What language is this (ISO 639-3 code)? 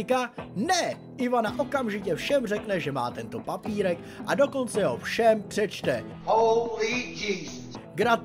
ces